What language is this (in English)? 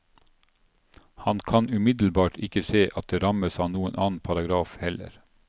Norwegian